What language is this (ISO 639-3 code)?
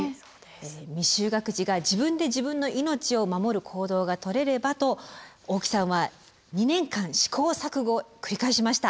jpn